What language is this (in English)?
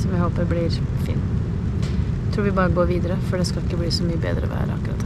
Norwegian